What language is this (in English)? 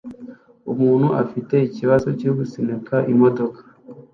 Kinyarwanda